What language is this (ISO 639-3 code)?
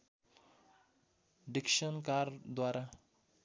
nep